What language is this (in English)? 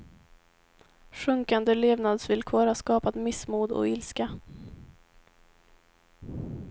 Swedish